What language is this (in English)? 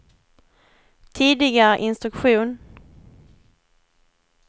Swedish